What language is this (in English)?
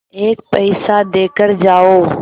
Hindi